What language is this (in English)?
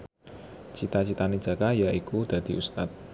Javanese